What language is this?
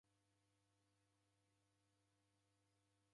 Taita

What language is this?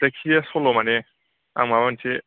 Bodo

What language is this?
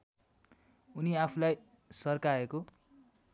Nepali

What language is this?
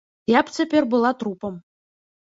Belarusian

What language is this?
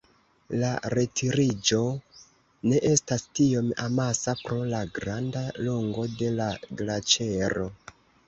Esperanto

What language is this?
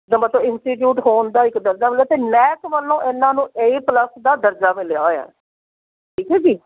Punjabi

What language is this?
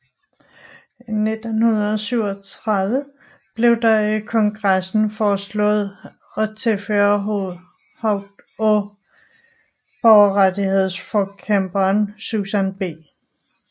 Danish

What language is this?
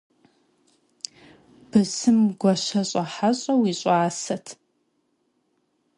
Kabardian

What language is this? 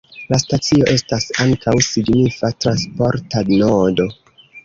Esperanto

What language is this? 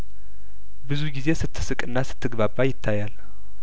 Amharic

